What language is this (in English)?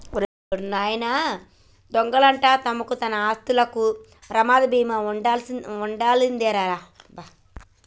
Telugu